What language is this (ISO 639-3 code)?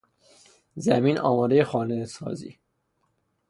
fas